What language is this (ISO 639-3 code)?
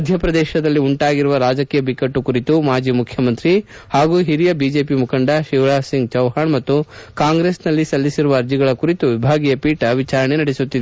kan